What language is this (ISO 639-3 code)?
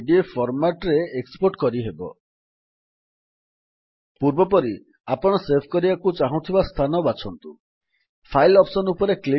ori